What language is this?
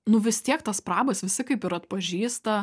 Lithuanian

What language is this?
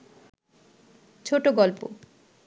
Bangla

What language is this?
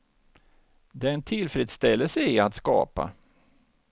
Swedish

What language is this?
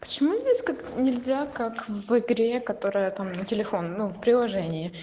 Russian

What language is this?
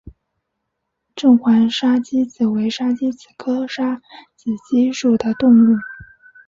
Chinese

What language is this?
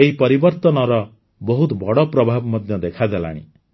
Odia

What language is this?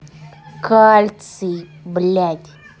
Russian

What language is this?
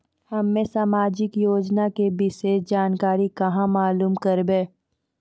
Maithili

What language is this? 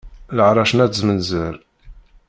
Kabyle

